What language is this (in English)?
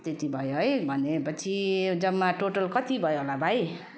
Nepali